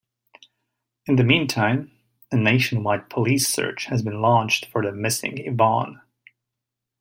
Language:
English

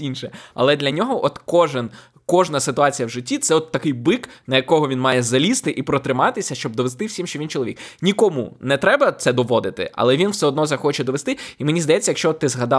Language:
Ukrainian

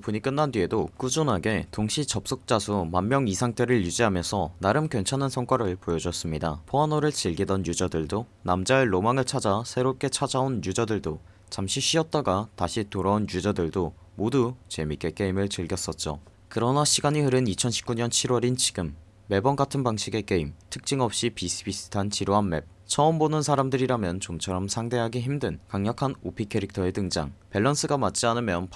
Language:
Korean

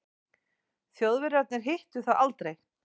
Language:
Icelandic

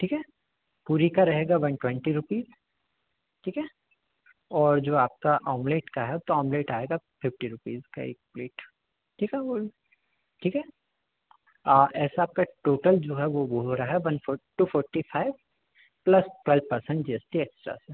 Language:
Hindi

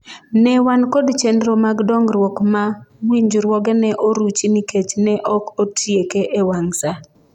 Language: Luo (Kenya and Tanzania)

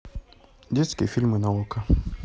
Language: Russian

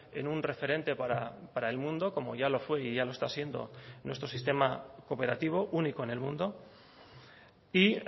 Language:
Spanish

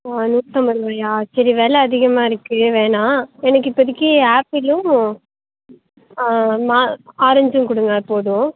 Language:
Tamil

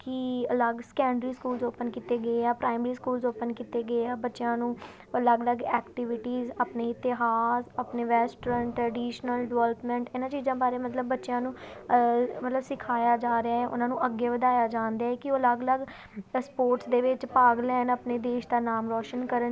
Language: Punjabi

